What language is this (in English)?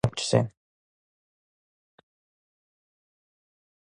Georgian